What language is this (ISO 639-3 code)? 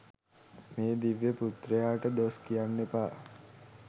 sin